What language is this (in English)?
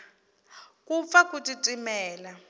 Tsonga